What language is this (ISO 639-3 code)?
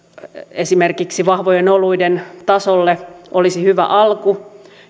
fin